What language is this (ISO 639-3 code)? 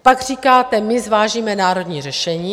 ces